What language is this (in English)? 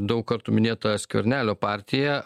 Lithuanian